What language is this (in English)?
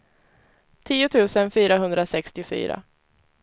Swedish